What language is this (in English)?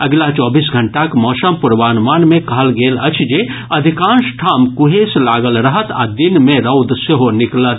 Maithili